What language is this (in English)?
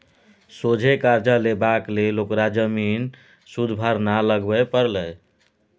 Maithili